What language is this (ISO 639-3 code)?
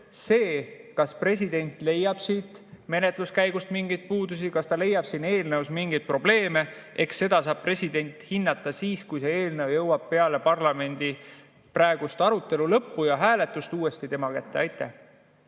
est